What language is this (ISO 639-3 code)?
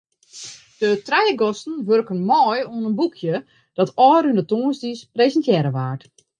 fry